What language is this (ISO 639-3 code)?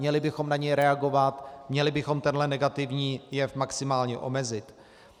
ces